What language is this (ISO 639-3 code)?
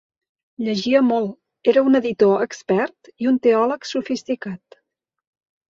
cat